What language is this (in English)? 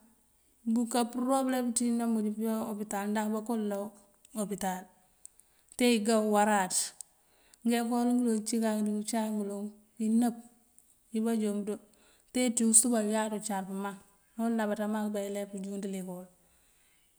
Mandjak